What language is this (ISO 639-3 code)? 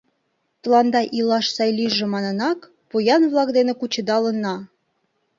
chm